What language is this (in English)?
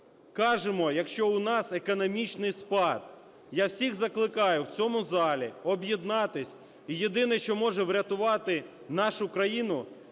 Ukrainian